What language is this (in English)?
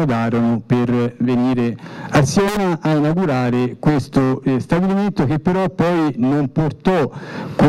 Italian